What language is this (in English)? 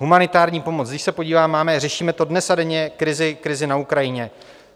Czech